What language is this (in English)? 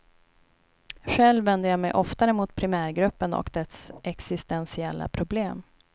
Swedish